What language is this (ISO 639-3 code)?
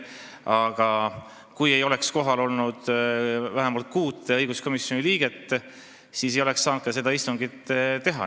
est